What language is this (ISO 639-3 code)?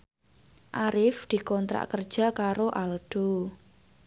jav